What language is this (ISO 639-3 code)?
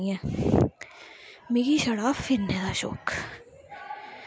doi